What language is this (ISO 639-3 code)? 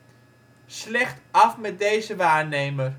nld